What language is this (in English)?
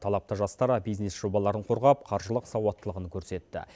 Kazakh